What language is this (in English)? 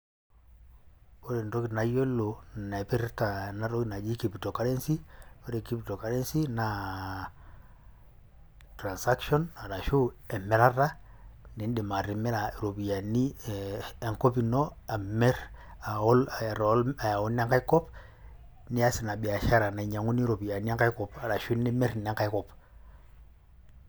Masai